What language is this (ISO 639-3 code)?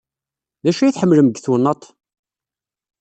kab